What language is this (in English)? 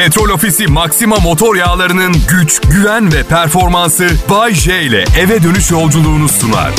Turkish